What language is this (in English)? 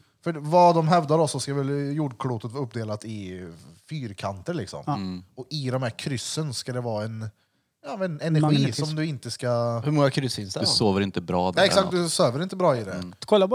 Swedish